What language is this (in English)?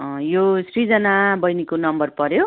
Nepali